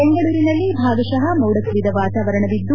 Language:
Kannada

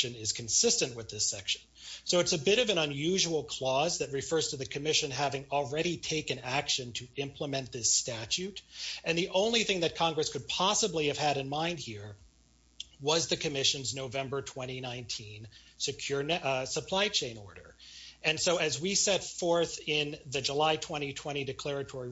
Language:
English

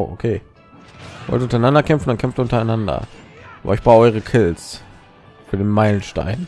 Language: German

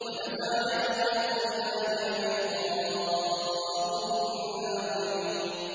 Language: Arabic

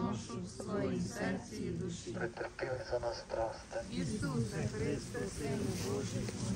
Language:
Ukrainian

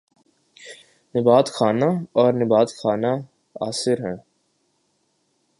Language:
Urdu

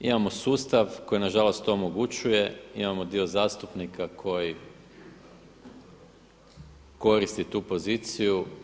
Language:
Croatian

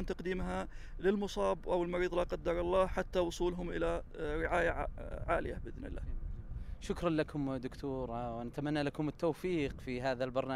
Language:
Arabic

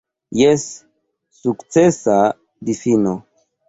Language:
Esperanto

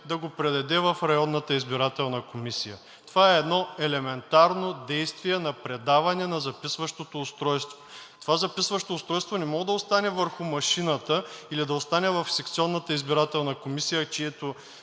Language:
Bulgarian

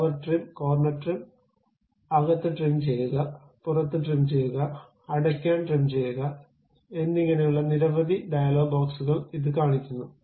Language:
Malayalam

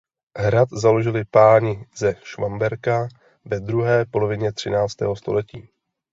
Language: Czech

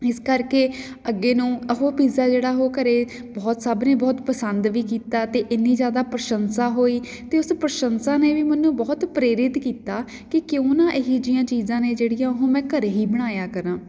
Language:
Punjabi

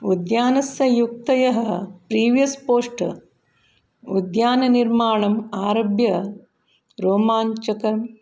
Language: Sanskrit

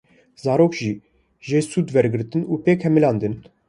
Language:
Kurdish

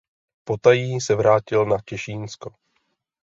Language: Czech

